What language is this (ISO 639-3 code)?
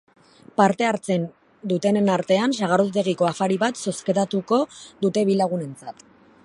eus